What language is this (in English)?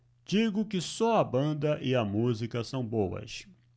Portuguese